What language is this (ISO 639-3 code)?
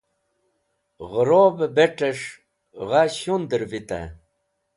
wbl